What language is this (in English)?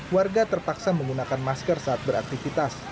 Indonesian